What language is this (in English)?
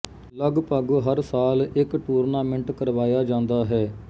Punjabi